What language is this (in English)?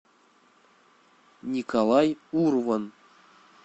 Russian